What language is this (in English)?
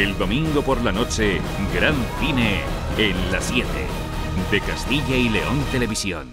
Spanish